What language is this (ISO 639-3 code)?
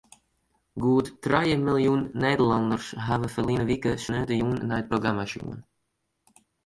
fry